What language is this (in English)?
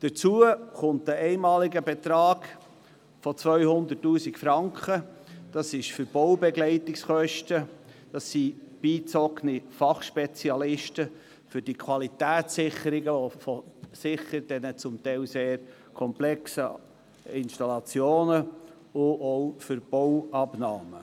Swiss German